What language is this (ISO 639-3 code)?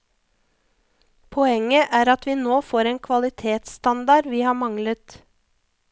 nor